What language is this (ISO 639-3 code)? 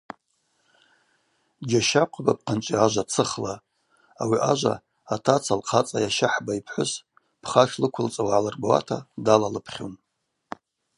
abq